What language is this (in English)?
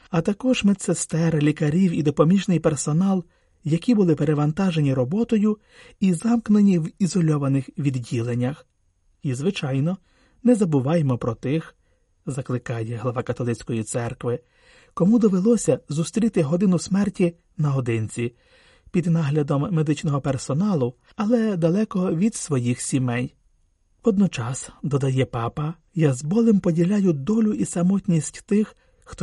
Ukrainian